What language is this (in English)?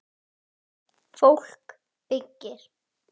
Icelandic